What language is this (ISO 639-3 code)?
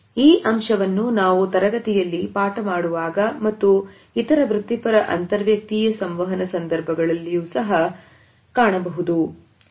kan